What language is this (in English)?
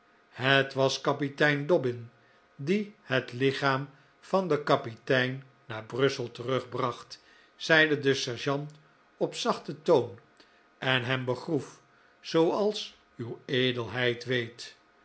Dutch